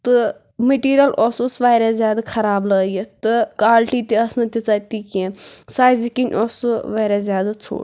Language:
Kashmiri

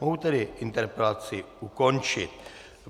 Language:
Czech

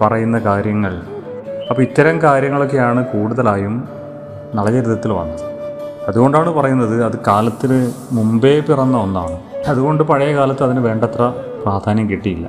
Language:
Malayalam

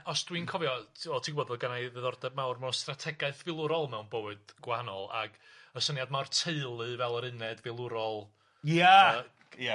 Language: Welsh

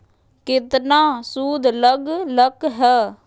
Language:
Magahi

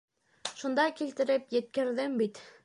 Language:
Bashkir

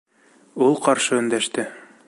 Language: Bashkir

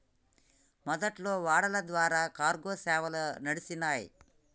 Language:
Telugu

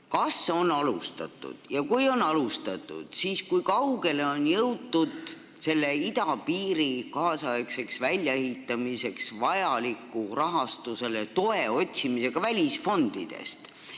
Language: Estonian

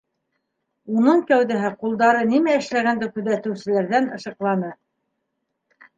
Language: Bashkir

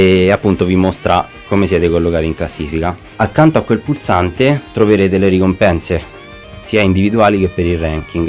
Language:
Italian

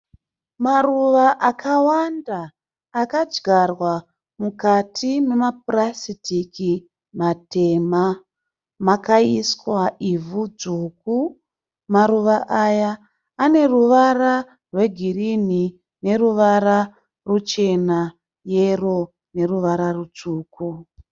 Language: Shona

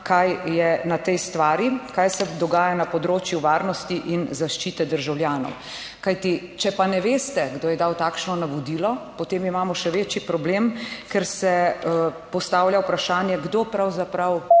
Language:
Slovenian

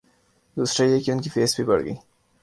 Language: Urdu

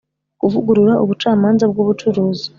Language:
Kinyarwanda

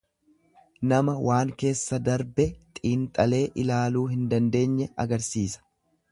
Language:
Oromo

